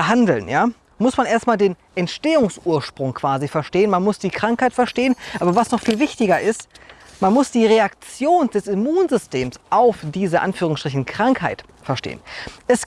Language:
German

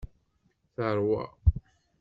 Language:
Kabyle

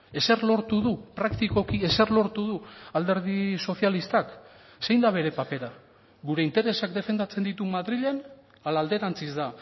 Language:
Basque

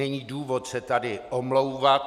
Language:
Czech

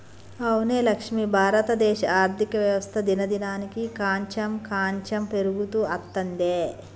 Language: Telugu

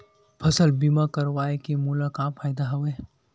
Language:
Chhattisgarhi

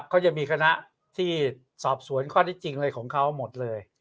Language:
Thai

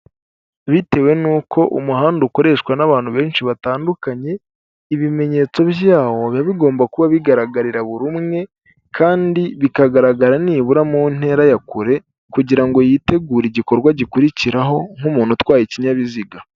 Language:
Kinyarwanda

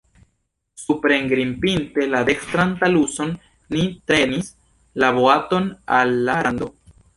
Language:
Esperanto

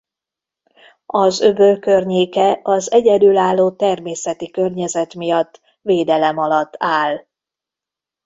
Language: Hungarian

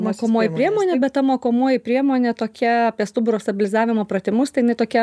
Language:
Lithuanian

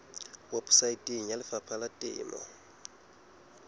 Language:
Southern Sotho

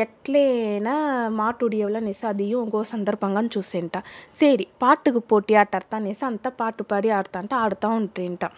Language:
Telugu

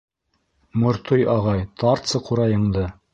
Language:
Bashkir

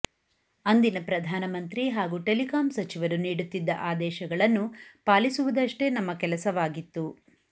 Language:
Kannada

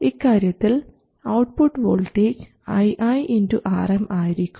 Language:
Malayalam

